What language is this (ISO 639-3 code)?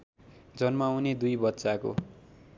nep